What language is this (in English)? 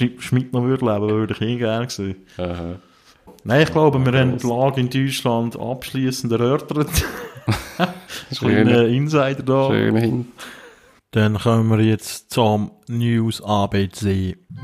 German